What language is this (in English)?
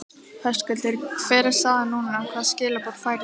Icelandic